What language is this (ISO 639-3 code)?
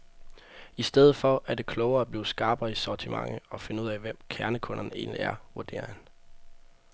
dan